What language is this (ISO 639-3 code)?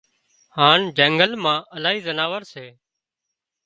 kxp